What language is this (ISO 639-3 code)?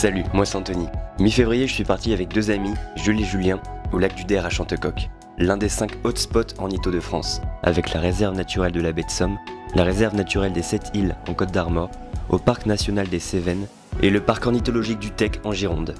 fra